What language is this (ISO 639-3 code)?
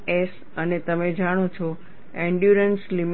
guj